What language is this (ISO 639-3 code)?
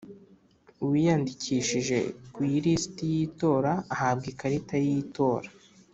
kin